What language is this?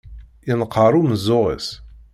Kabyle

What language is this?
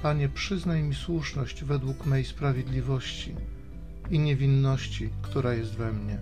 Polish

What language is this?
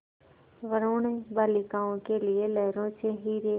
Hindi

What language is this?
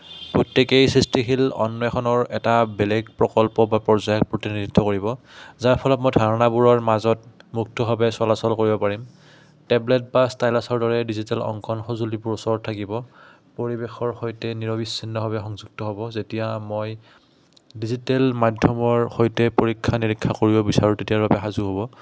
Assamese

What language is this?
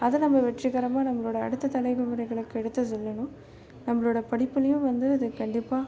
Tamil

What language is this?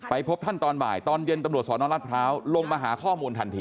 Thai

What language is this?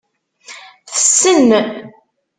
Kabyle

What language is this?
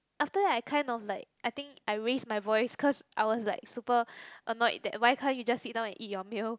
English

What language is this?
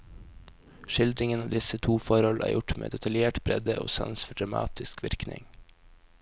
Norwegian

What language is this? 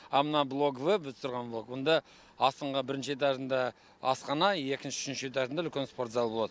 Kazakh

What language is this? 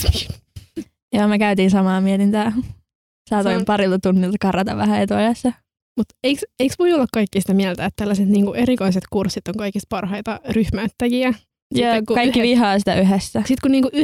Finnish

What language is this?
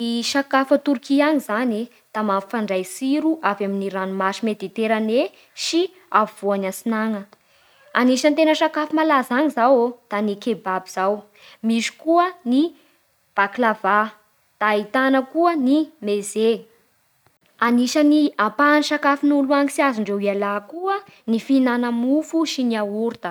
Bara Malagasy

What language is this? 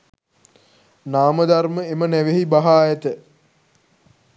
Sinhala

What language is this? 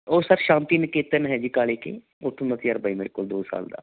Punjabi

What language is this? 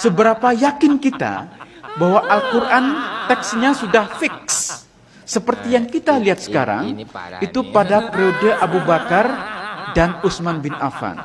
Indonesian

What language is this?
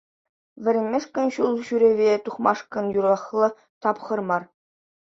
Chuvash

